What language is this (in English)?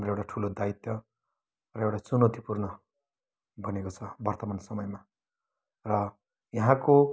Nepali